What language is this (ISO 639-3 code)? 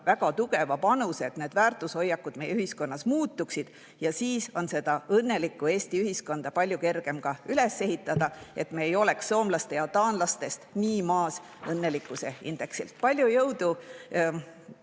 est